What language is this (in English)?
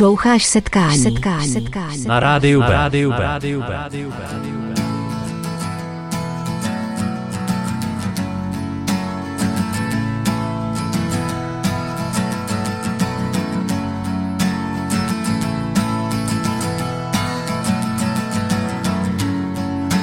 Czech